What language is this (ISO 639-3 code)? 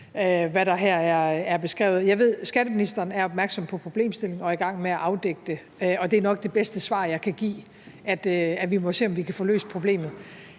dan